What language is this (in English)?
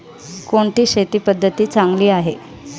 Marathi